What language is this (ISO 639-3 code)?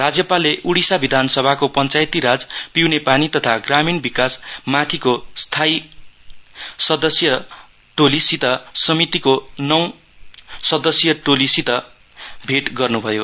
nep